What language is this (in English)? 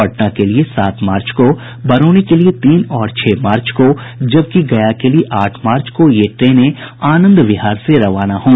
Hindi